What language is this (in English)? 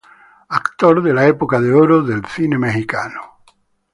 Spanish